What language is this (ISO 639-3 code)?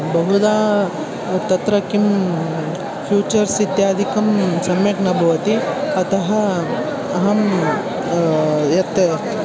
san